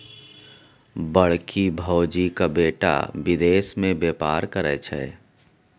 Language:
Maithili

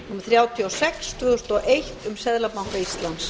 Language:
Icelandic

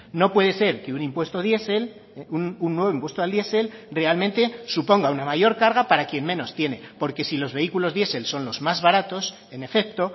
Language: Spanish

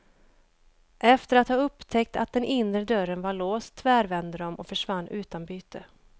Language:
Swedish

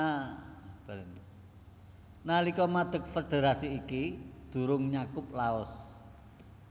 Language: Javanese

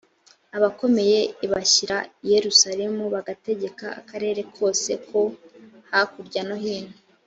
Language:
Kinyarwanda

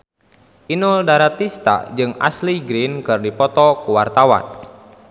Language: Sundanese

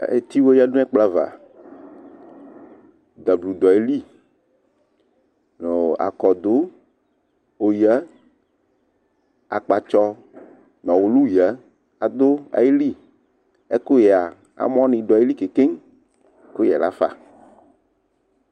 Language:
Ikposo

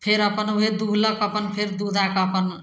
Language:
Maithili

